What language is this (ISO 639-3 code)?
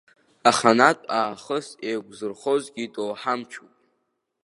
abk